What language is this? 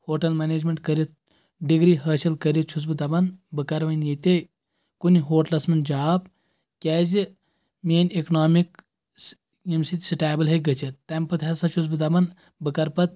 Kashmiri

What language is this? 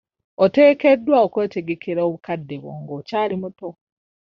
Ganda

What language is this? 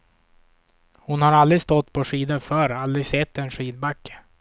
Swedish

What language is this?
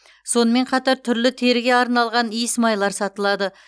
Kazakh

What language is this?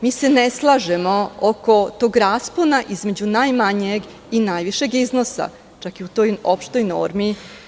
Serbian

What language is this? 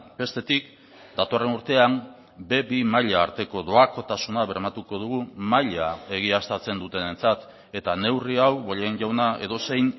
Basque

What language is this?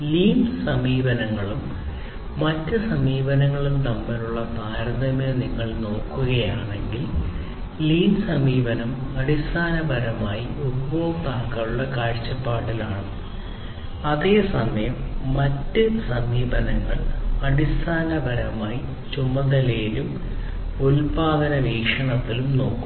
Malayalam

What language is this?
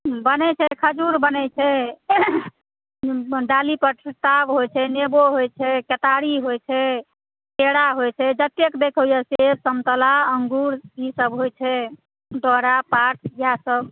Maithili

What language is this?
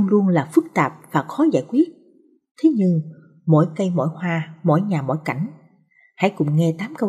Vietnamese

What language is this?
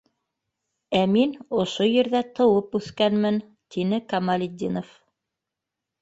Bashkir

